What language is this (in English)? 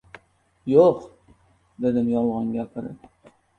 Uzbek